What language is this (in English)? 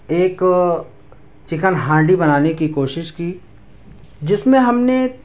Urdu